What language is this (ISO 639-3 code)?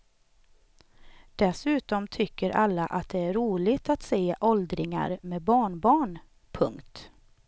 swe